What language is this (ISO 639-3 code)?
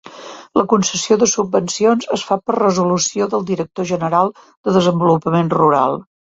cat